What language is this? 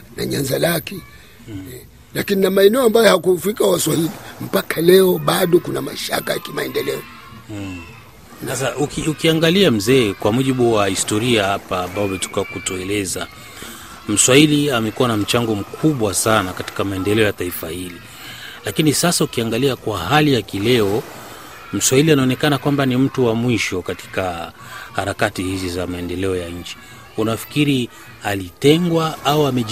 Swahili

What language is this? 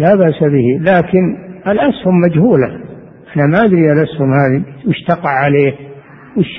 Arabic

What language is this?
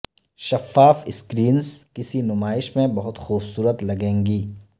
Urdu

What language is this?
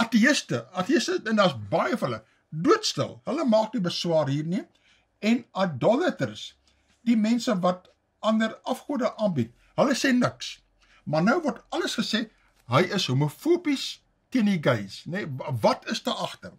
Dutch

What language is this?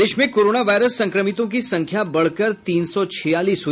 Hindi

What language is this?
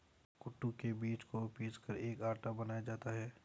Hindi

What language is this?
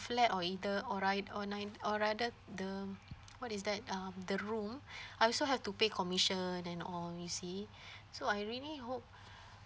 English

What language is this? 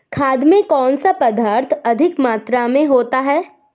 Hindi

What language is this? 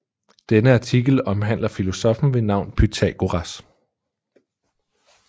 Danish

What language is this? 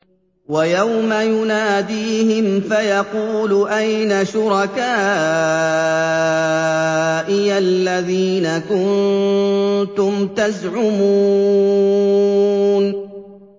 Arabic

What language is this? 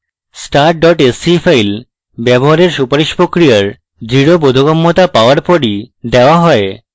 Bangla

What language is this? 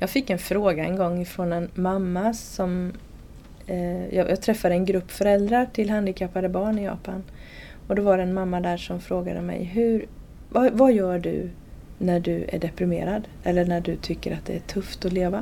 Swedish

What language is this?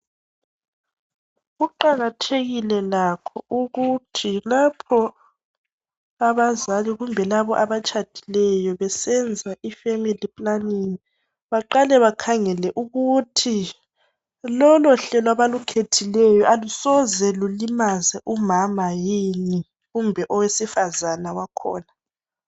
North Ndebele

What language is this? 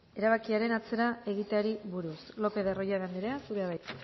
Basque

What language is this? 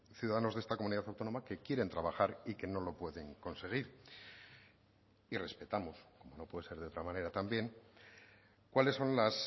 Spanish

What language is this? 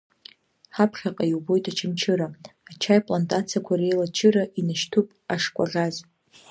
Abkhazian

